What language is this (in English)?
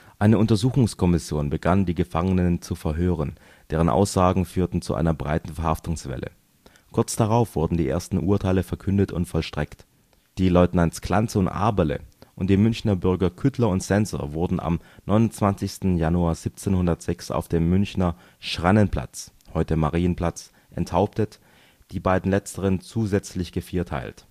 German